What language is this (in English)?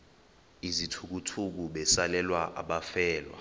Xhosa